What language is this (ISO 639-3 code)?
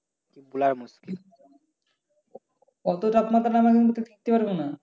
ben